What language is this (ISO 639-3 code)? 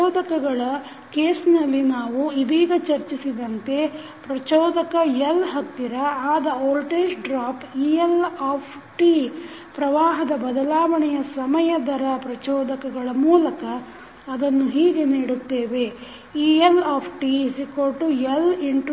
kan